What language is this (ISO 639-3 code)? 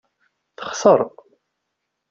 kab